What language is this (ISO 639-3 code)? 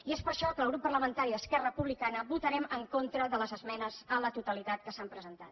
cat